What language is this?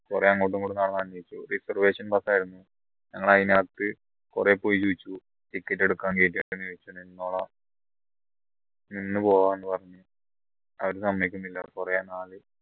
Malayalam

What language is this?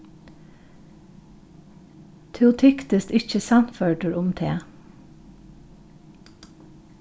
Faroese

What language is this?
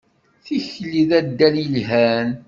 Kabyle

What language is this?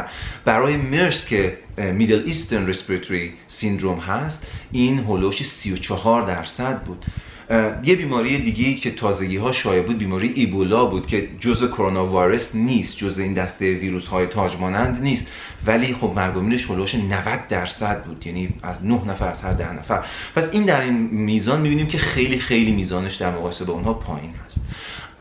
Persian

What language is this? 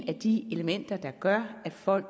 Danish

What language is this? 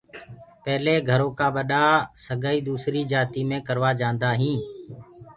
Gurgula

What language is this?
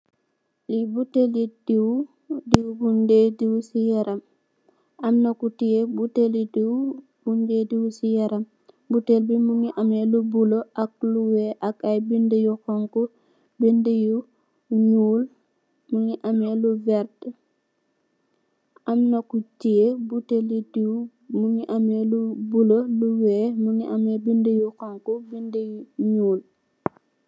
Wolof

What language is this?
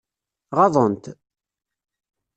Kabyle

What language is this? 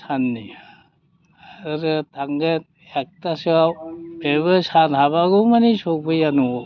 Bodo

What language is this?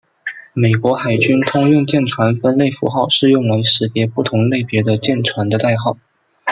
Chinese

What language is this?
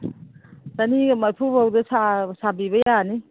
Manipuri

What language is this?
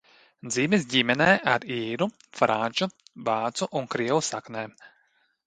Latvian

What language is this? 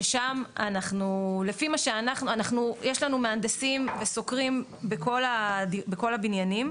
Hebrew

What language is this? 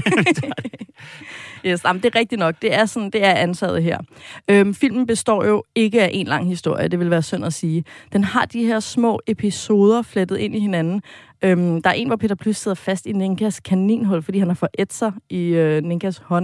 Danish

